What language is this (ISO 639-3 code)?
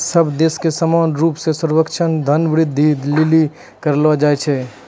mai